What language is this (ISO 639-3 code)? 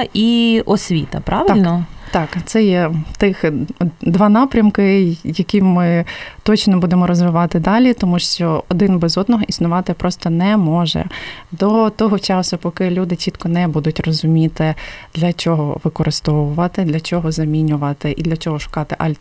ukr